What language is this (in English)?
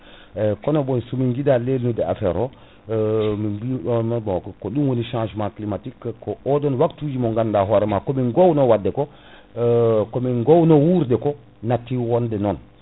Fula